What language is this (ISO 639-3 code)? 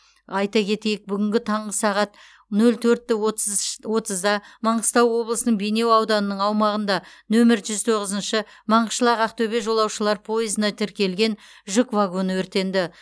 kaz